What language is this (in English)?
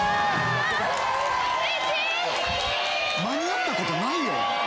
Japanese